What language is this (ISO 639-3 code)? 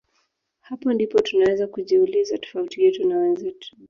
swa